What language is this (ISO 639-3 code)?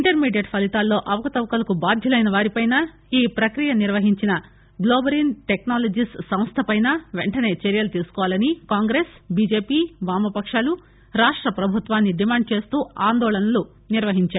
tel